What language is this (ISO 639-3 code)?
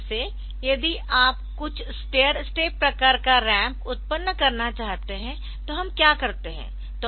hin